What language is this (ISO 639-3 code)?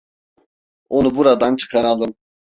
tur